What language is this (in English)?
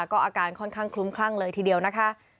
Thai